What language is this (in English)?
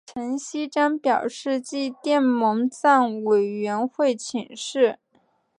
Chinese